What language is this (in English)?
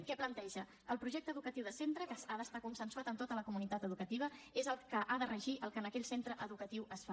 Catalan